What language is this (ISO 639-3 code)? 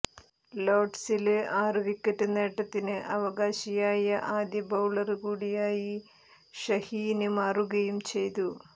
mal